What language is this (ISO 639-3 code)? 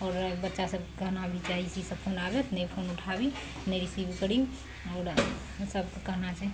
mai